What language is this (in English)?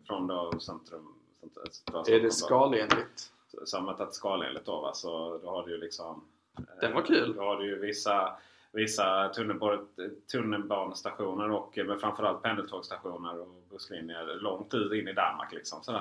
Swedish